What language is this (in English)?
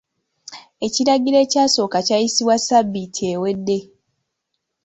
Ganda